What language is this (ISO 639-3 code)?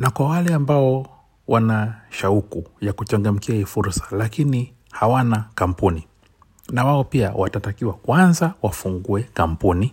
swa